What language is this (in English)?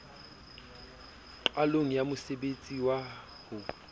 Southern Sotho